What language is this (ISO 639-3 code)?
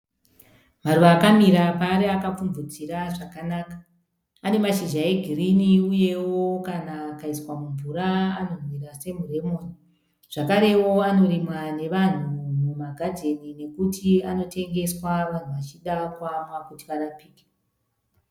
sna